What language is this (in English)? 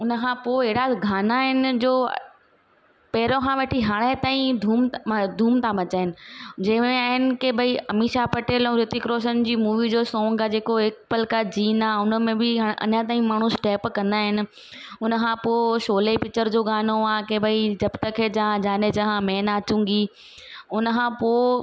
Sindhi